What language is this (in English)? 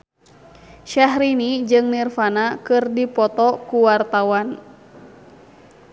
Sundanese